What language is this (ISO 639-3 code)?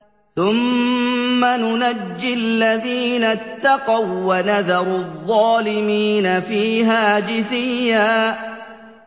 ara